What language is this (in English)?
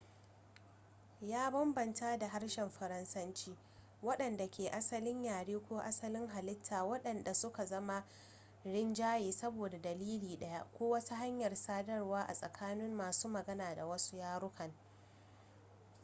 Hausa